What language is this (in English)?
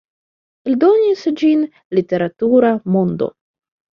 Esperanto